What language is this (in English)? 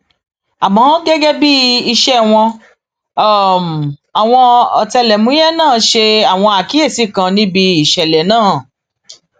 Yoruba